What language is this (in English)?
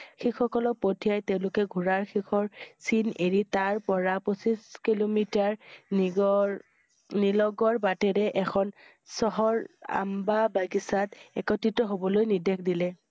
Assamese